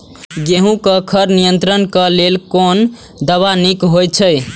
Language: Maithili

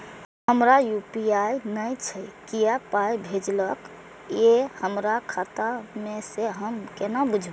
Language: Maithili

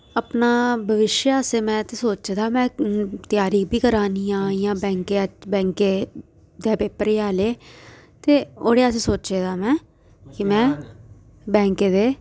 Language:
Dogri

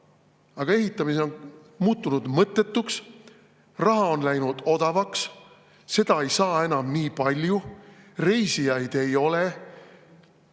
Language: Estonian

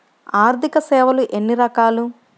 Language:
Telugu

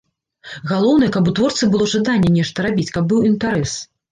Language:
Belarusian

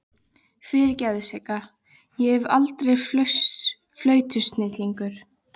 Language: Icelandic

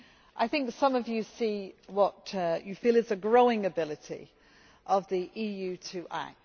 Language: English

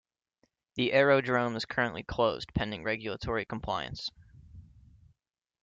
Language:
English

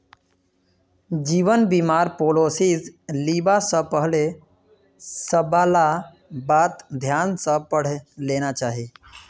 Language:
Magahi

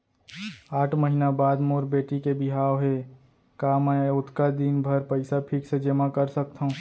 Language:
Chhattisgarhi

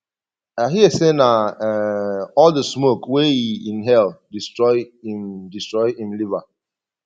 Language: Nigerian Pidgin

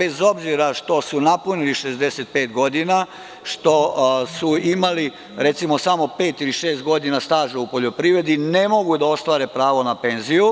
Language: Serbian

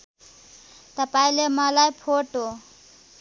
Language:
Nepali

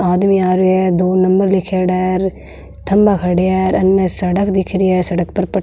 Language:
Marwari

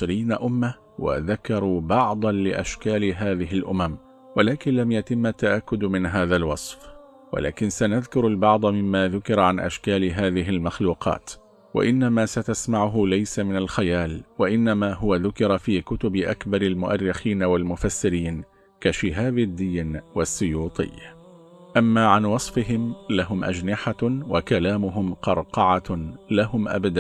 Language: Arabic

